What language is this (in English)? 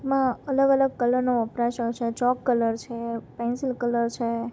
Gujarati